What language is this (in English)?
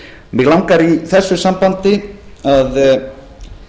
Icelandic